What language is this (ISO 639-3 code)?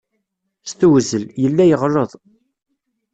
kab